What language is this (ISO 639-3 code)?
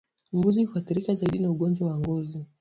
swa